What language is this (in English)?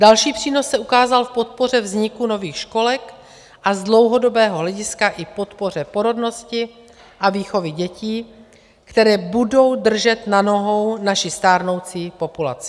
Czech